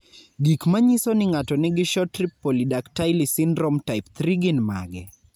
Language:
Luo (Kenya and Tanzania)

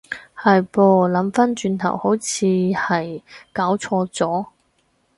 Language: Cantonese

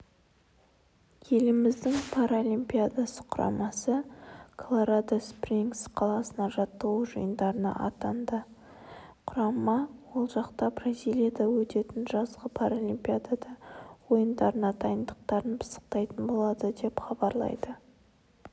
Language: Kazakh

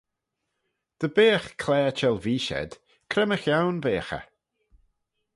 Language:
Manx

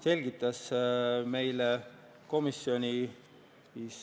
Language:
Estonian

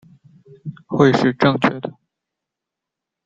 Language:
Chinese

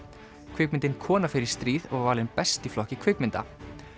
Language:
Icelandic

